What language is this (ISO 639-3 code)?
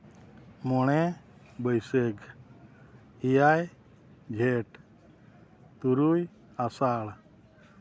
sat